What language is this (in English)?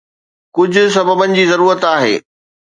Sindhi